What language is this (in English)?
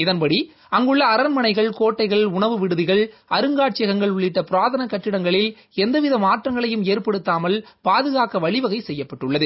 Tamil